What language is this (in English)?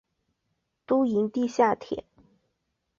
Chinese